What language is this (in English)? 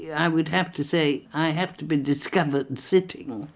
English